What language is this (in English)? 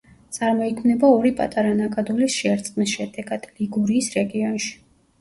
Georgian